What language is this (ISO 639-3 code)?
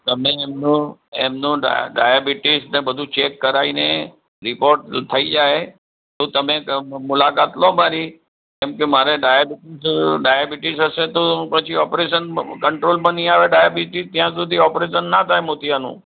guj